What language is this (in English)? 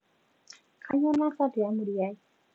Masai